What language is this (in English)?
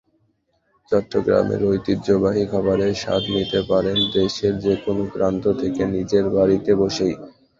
Bangla